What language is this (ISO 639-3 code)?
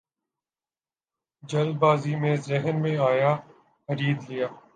urd